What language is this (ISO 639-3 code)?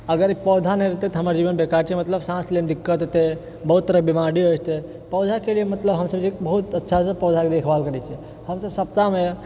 mai